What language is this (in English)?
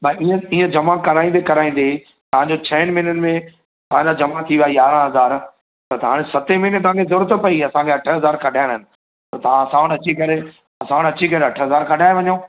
Sindhi